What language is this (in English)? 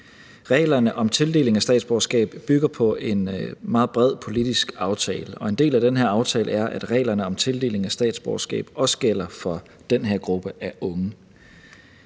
Danish